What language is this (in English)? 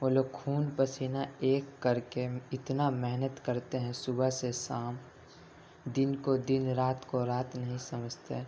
Urdu